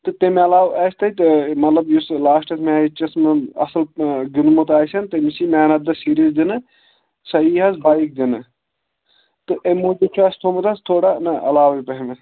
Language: Kashmiri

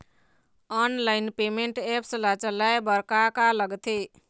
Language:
Chhattisgarhi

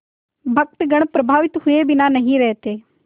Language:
Hindi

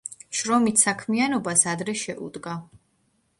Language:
Georgian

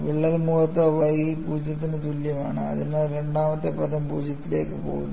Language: Malayalam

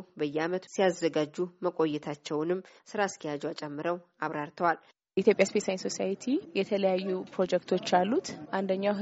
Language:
Amharic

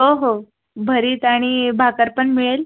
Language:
Marathi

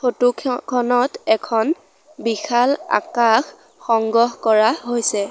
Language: Assamese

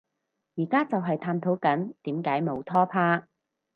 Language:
Cantonese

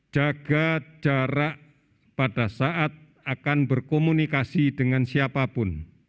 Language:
Indonesian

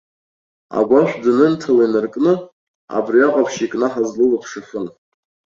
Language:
Abkhazian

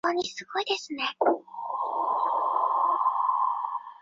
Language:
Chinese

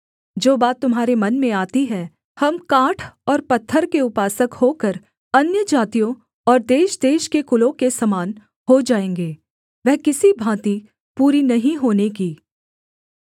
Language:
Hindi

